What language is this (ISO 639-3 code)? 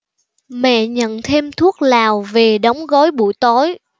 vie